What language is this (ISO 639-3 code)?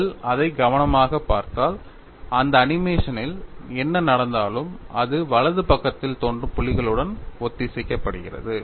tam